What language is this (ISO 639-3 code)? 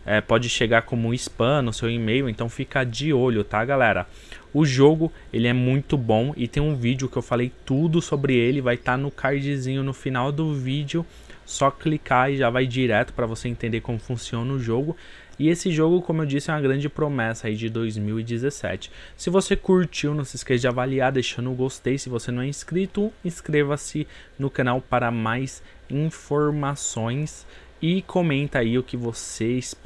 por